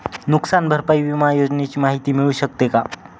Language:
Marathi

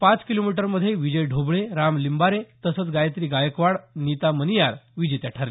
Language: Marathi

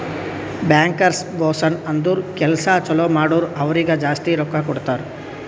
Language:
Kannada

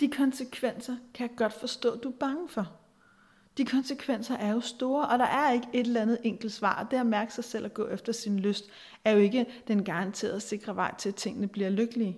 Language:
Danish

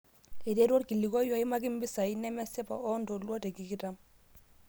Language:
Masai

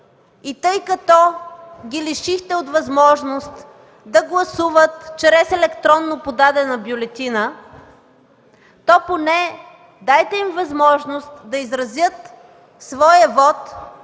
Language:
Bulgarian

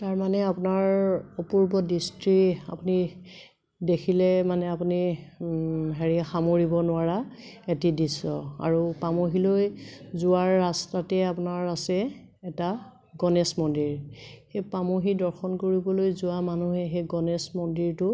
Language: Assamese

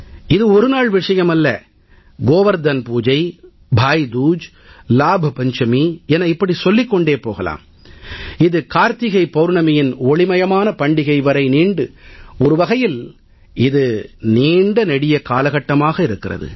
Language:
Tamil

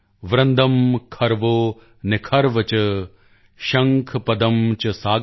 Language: Punjabi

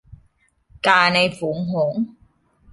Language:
Thai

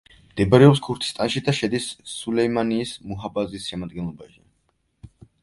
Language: Georgian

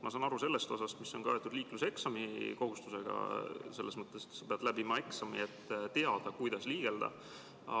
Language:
Estonian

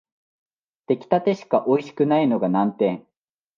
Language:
Japanese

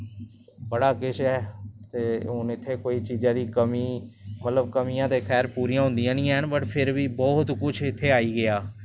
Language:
Dogri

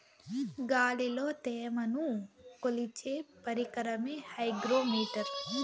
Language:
Telugu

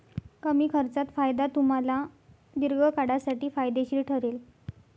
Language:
Marathi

